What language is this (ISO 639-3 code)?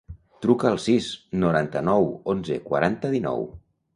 cat